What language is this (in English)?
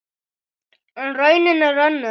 Icelandic